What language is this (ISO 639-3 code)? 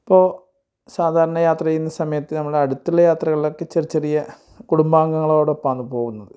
mal